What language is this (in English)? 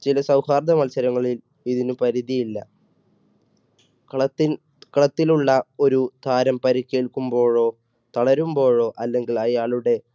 Malayalam